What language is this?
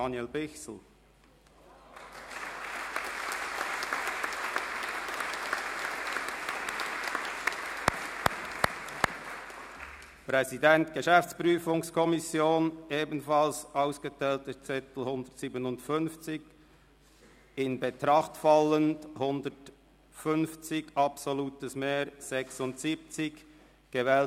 Swiss German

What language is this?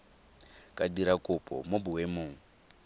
Tswana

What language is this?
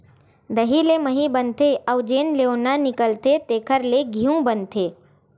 Chhattisgarhi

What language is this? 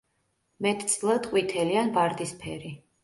Georgian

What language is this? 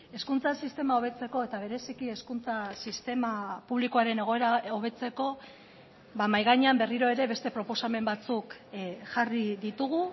Basque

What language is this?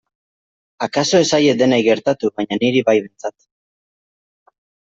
Basque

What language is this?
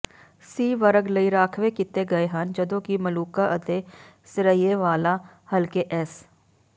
Punjabi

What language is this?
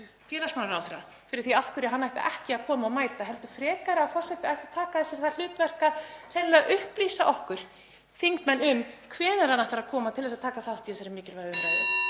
Icelandic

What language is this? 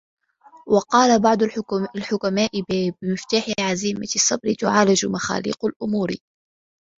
Arabic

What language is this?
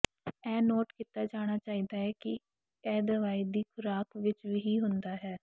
Punjabi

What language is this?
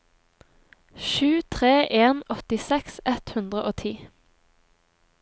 Norwegian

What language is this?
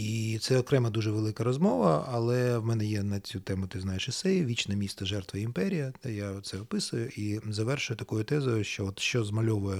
Ukrainian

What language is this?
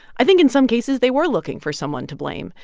English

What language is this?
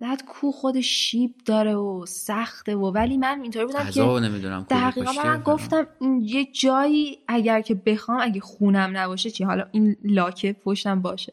Persian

